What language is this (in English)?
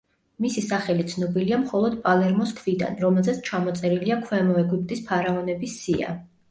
Georgian